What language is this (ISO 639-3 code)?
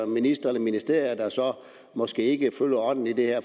dan